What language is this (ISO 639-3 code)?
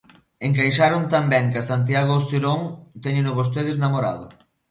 glg